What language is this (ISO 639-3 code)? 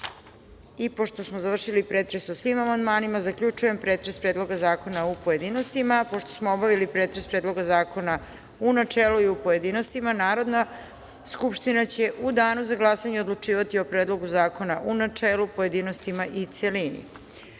srp